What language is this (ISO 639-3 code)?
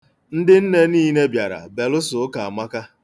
ibo